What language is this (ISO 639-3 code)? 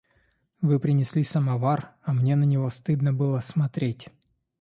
rus